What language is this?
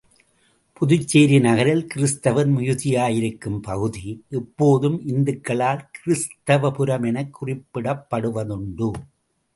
Tamil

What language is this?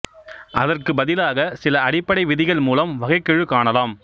Tamil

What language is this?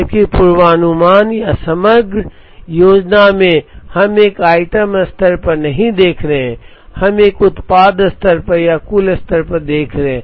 Hindi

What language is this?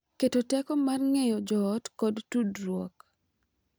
Luo (Kenya and Tanzania)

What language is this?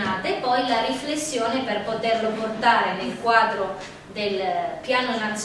Italian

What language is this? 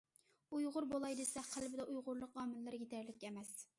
Uyghur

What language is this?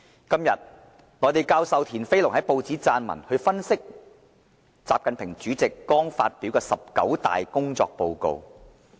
Cantonese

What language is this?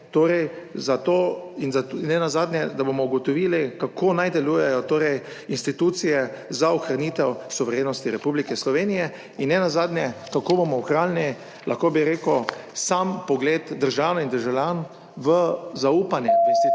Slovenian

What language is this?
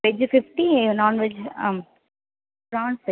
Tamil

